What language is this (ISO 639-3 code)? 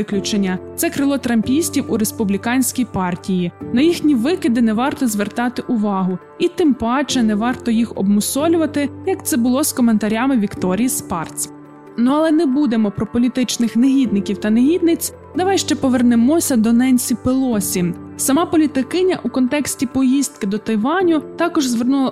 ukr